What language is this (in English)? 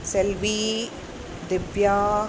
Sanskrit